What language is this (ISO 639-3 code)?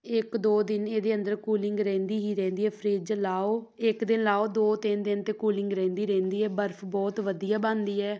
pan